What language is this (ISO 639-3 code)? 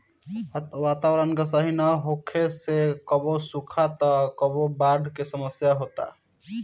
bho